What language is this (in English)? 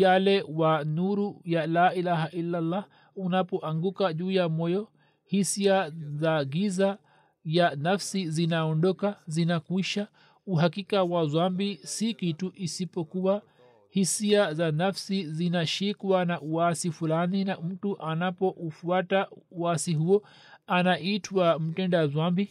Swahili